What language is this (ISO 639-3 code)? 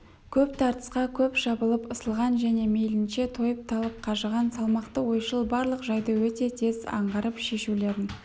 kaz